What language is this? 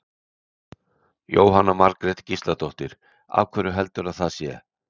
Icelandic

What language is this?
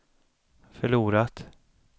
Swedish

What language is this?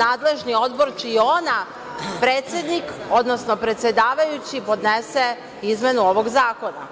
Serbian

